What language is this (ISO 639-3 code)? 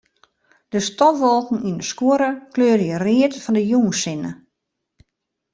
fry